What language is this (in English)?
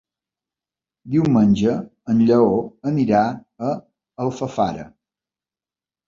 Catalan